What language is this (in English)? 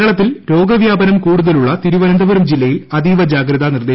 Malayalam